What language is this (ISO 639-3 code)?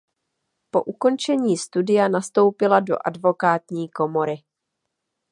ces